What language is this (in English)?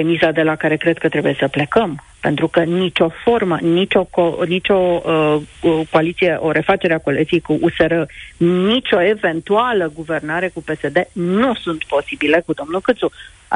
Romanian